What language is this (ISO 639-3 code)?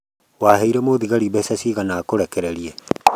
kik